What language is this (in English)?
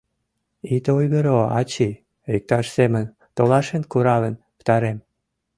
Mari